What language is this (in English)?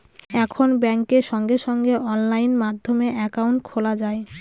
Bangla